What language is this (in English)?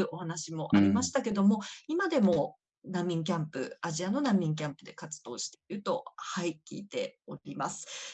Japanese